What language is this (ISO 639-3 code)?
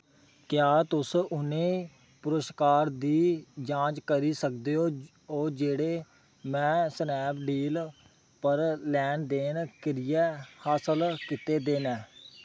doi